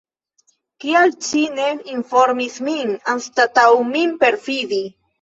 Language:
Esperanto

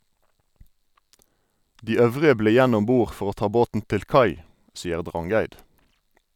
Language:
Norwegian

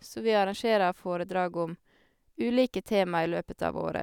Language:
Norwegian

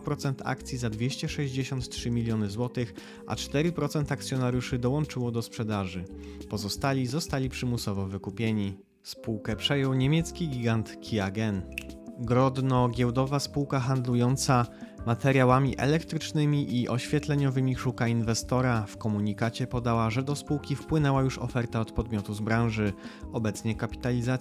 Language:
Polish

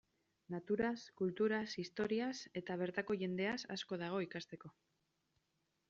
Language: Basque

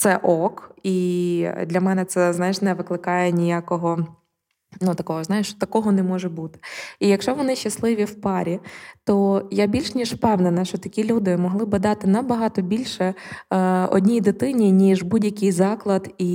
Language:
Ukrainian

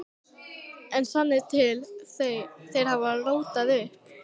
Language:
Icelandic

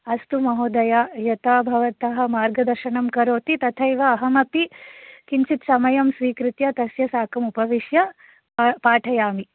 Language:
Sanskrit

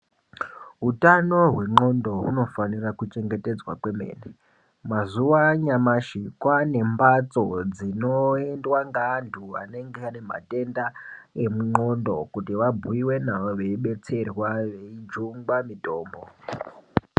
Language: Ndau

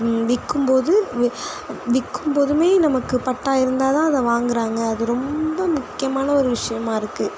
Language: Tamil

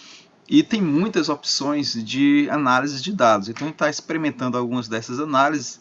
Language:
Portuguese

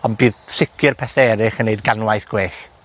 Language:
Welsh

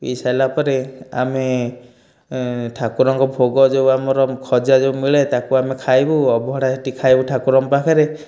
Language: Odia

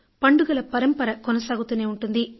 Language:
Telugu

